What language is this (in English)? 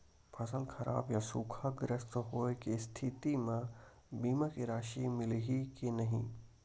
Chhattisgarhi